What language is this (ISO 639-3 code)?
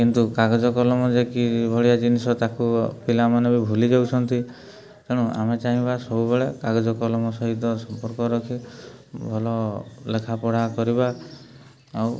ori